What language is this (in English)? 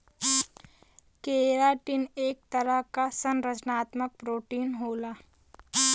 Bhojpuri